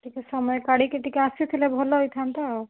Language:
Odia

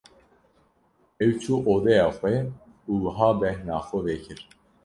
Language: Kurdish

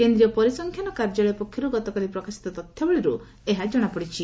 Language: Odia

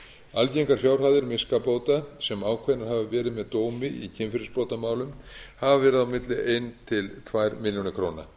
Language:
Icelandic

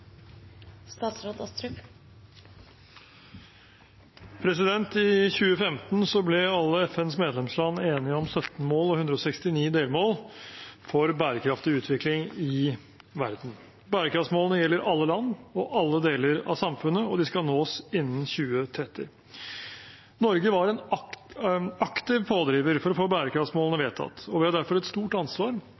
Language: Norwegian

